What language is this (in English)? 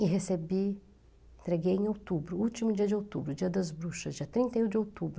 Portuguese